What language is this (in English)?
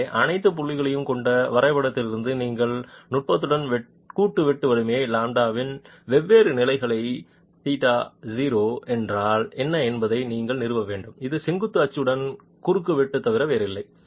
Tamil